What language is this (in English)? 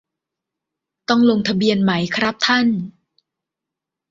Thai